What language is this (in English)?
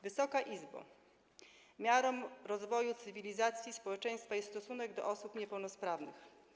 Polish